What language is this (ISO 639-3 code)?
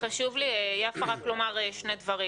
heb